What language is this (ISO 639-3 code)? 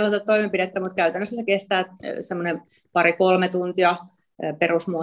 fin